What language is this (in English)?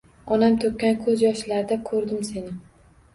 Uzbek